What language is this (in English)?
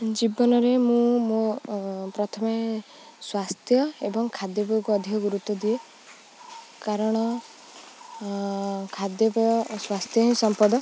Odia